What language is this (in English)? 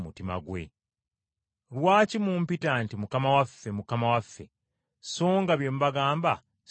Ganda